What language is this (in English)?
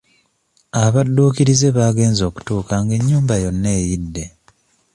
Ganda